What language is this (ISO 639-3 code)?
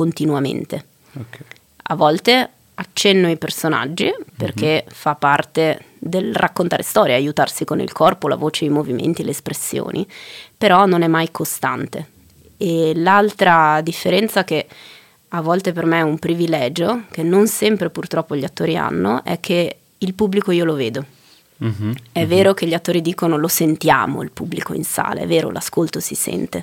ita